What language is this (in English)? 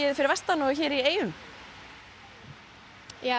Icelandic